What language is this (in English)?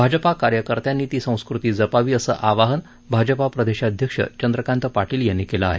Marathi